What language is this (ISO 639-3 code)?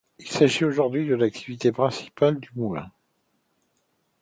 fra